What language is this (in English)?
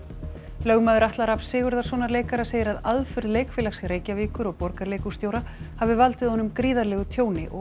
Icelandic